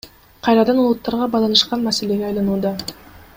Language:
Kyrgyz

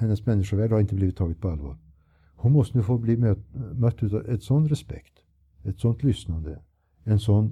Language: Swedish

